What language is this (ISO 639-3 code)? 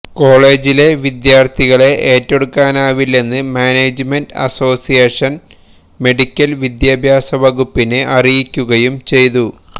mal